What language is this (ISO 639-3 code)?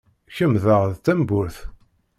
kab